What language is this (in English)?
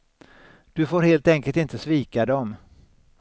Swedish